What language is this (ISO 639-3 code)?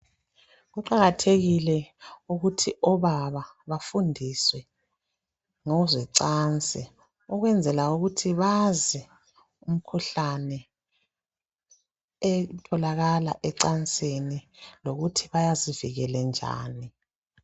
nde